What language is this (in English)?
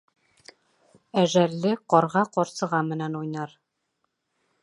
Bashkir